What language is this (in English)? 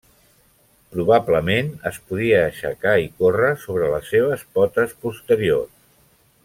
Catalan